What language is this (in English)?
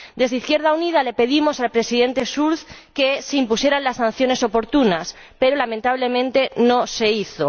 Spanish